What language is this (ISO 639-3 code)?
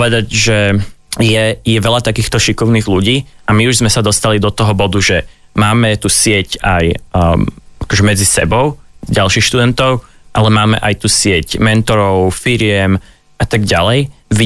slk